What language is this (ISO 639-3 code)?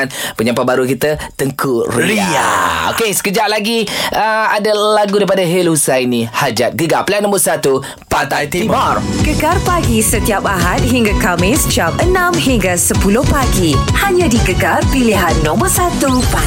msa